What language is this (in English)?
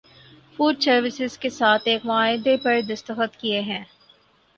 Urdu